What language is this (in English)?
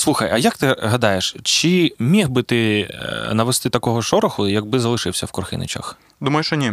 Ukrainian